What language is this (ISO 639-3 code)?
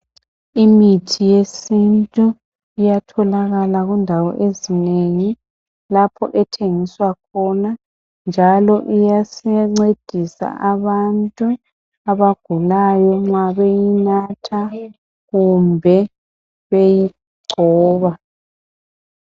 nde